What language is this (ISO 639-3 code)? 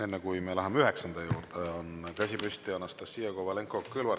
est